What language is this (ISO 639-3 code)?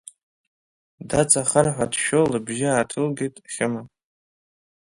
abk